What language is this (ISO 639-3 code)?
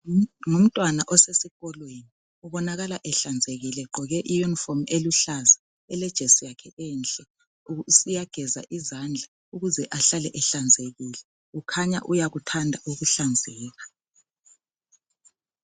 nde